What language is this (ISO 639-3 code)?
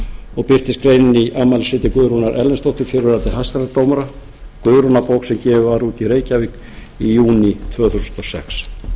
isl